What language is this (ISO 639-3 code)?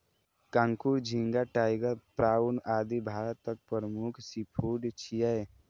mai